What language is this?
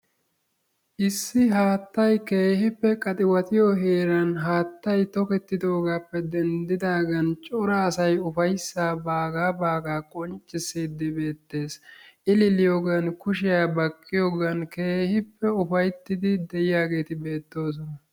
Wolaytta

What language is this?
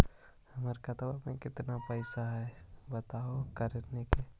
Magahi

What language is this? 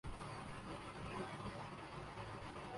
Urdu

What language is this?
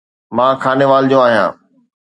Sindhi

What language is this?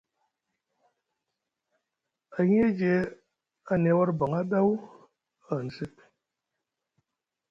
Musgu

